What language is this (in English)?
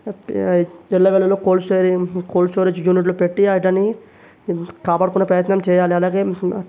Telugu